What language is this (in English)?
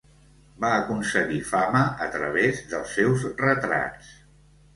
Catalan